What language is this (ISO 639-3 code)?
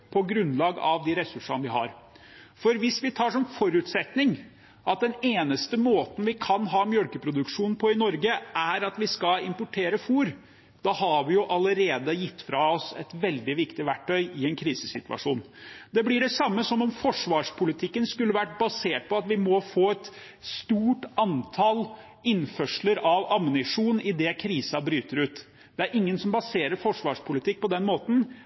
nob